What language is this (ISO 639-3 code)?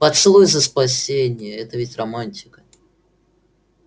rus